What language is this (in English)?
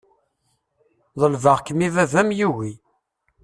Kabyle